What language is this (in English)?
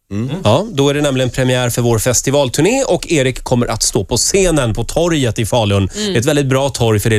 Swedish